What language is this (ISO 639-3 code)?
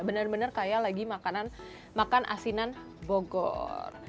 ind